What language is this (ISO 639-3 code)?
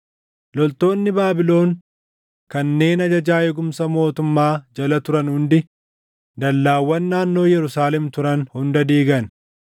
orm